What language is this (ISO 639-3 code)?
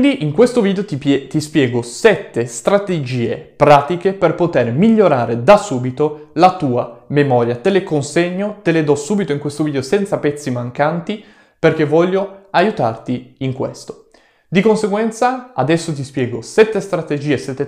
ita